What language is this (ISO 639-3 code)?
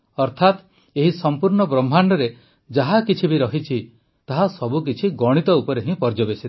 ori